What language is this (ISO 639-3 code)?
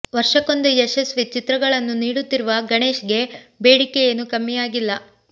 kan